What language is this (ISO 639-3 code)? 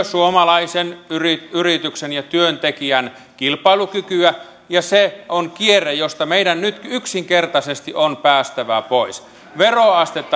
fin